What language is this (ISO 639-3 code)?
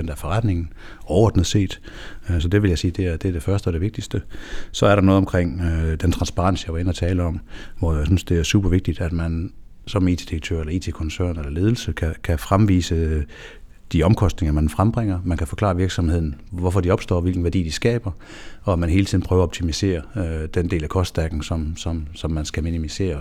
dan